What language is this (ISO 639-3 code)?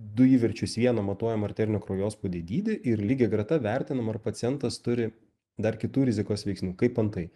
lit